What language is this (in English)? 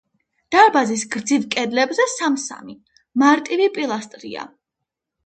Georgian